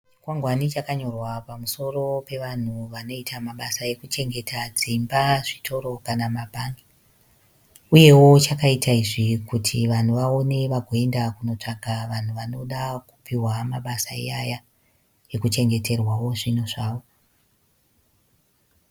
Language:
Shona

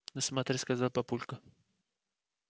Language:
Russian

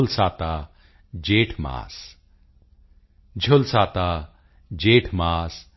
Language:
Punjabi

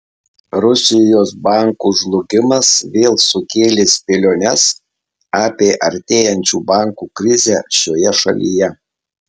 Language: Lithuanian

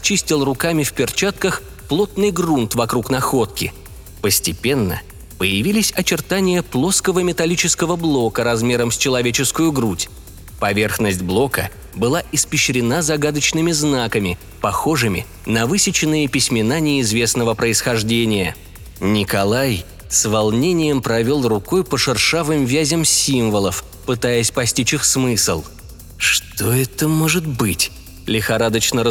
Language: Russian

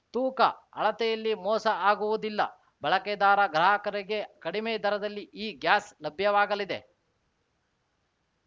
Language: Kannada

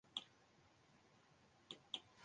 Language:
Western Frisian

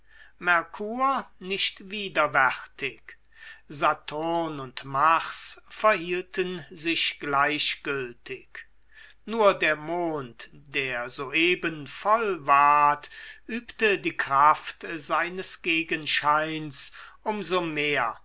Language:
German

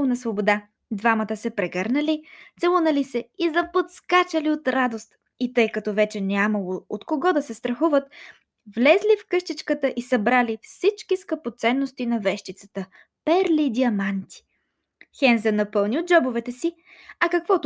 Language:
Bulgarian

